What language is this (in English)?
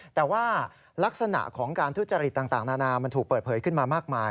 Thai